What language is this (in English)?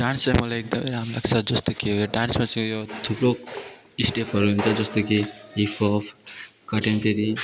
Nepali